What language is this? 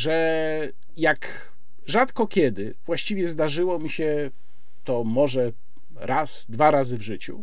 Polish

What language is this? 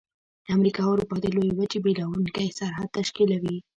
Pashto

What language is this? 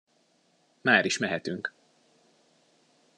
Hungarian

